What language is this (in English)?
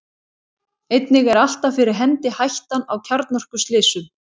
Icelandic